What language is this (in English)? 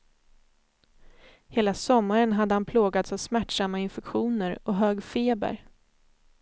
Swedish